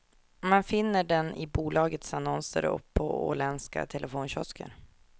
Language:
Swedish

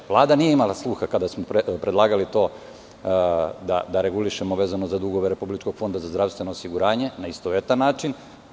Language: Serbian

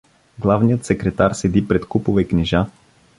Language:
Bulgarian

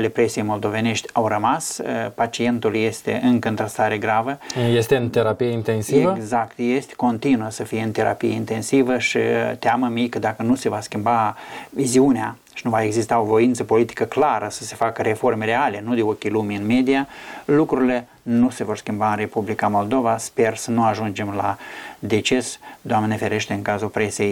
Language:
Romanian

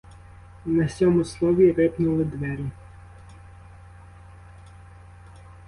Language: Ukrainian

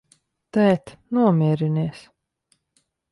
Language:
Latvian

